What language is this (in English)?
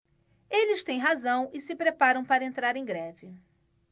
Portuguese